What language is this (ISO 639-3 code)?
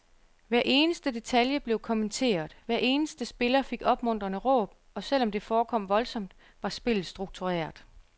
dan